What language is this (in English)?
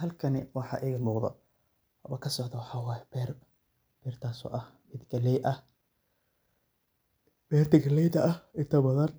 Somali